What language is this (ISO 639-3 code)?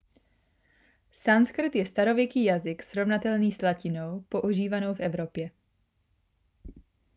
ces